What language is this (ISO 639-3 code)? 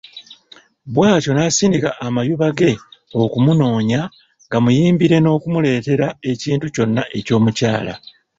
lug